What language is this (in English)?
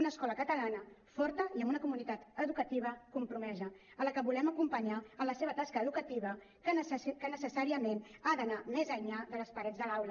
Catalan